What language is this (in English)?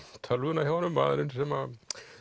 Icelandic